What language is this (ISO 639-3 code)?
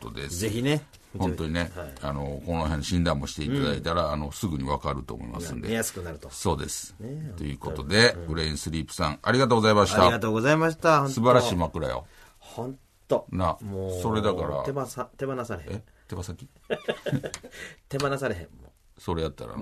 jpn